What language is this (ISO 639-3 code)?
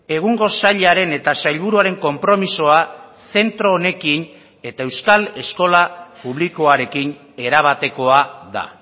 eus